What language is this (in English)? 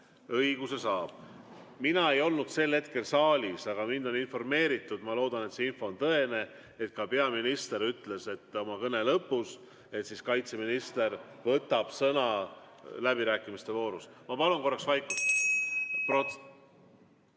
Estonian